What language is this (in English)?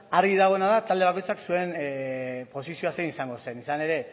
Basque